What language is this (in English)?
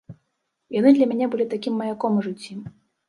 Belarusian